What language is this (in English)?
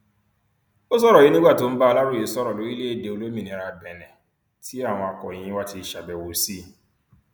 Yoruba